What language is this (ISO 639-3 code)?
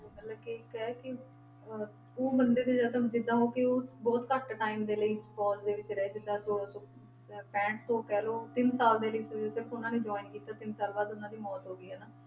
pan